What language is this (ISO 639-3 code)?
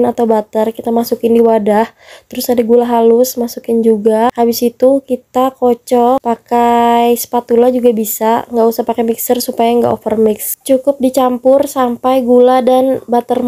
ind